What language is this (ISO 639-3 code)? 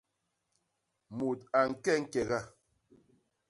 bas